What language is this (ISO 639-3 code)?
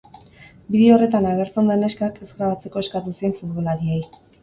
eus